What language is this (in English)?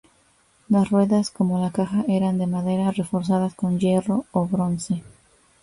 Spanish